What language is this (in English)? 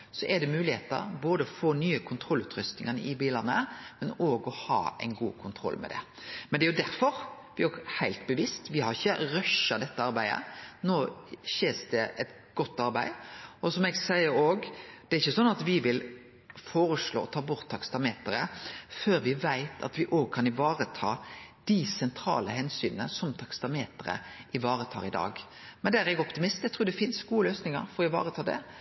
Norwegian Nynorsk